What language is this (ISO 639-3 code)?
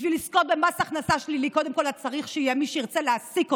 heb